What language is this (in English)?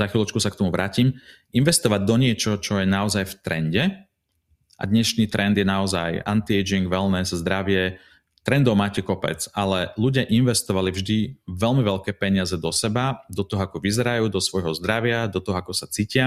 Slovak